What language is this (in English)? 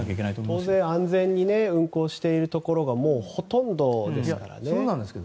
Japanese